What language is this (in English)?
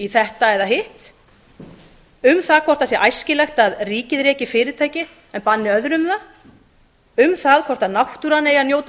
Icelandic